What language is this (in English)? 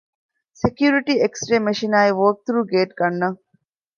Divehi